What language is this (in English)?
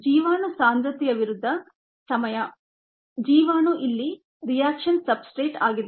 Kannada